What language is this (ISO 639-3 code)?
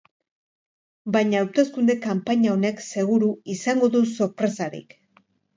eus